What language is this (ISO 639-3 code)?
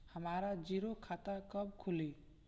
bho